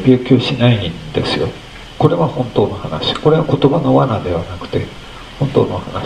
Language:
Japanese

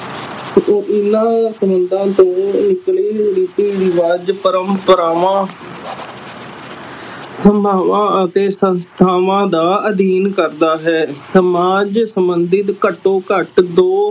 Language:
Punjabi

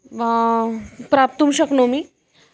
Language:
Sanskrit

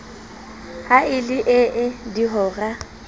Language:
Southern Sotho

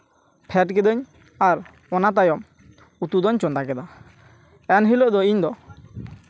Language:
Santali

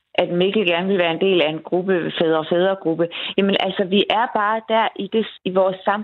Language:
Danish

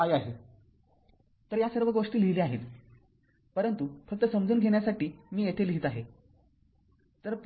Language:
Marathi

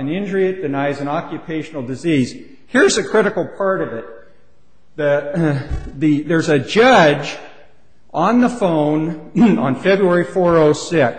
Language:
English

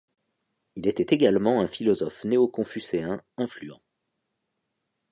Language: French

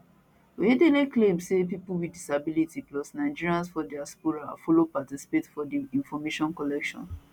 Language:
Nigerian Pidgin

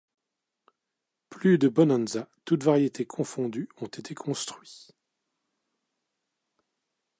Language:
French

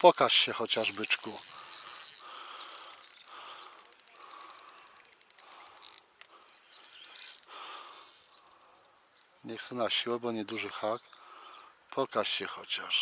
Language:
Polish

